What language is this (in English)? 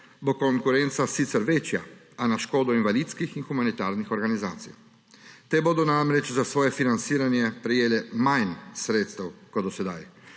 Slovenian